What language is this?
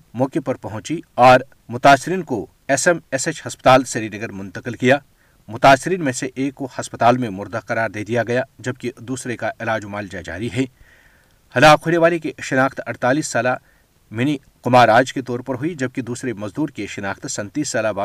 Urdu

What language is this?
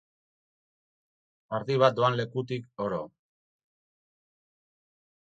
Basque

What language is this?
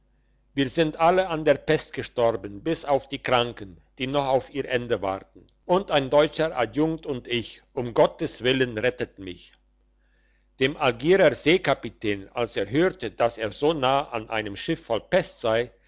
German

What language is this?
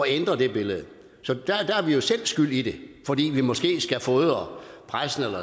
Danish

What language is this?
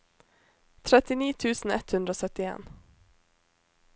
Norwegian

